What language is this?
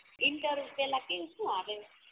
Gujarati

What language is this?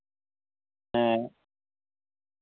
Santali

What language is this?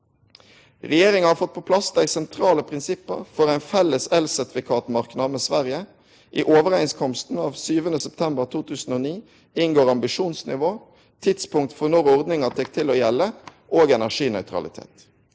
Norwegian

